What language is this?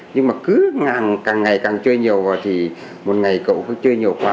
Vietnamese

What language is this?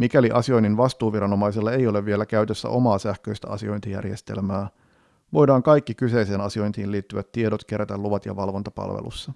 Finnish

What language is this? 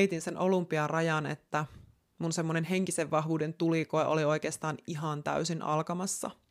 Finnish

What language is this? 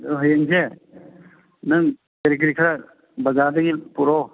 Manipuri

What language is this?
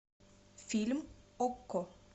Russian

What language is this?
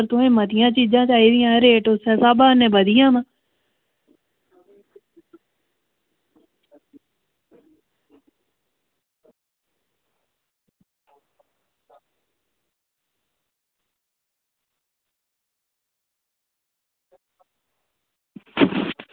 Dogri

